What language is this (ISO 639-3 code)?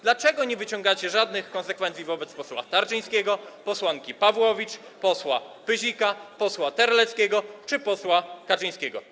pol